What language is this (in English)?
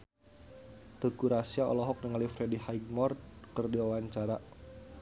Sundanese